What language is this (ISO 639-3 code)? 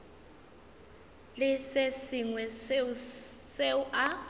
nso